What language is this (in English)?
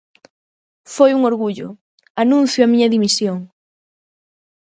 Galician